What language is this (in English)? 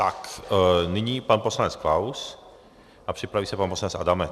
Czech